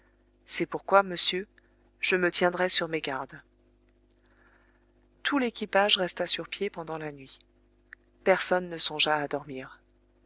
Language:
French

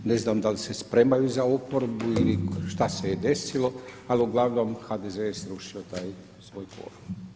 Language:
Croatian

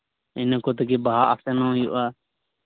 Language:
Santali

